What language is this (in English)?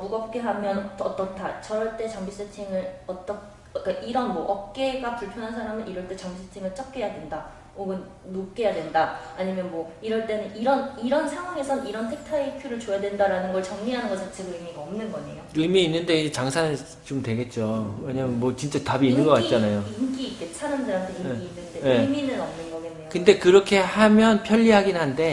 Korean